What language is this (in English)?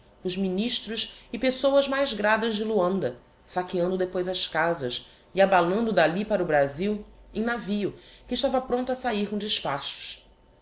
Portuguese